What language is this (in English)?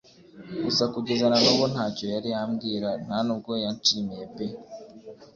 Kinyarwanda